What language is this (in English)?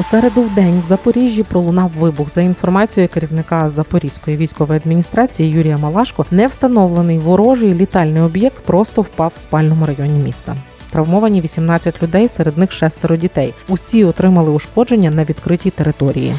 Ukrainian